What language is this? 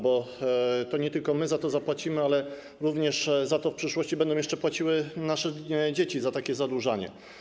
Polish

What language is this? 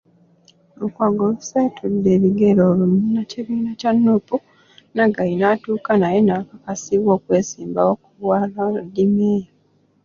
Ganda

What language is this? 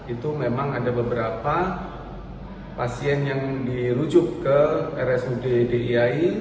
Indonesian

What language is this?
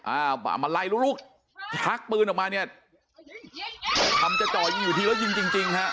Thai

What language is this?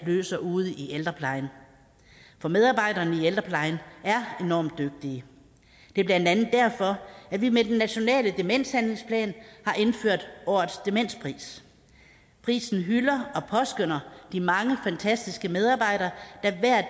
Danish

